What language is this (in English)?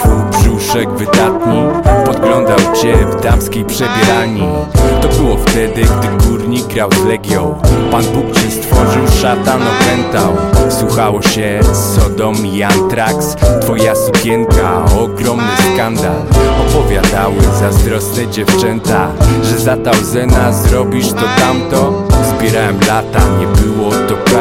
Polish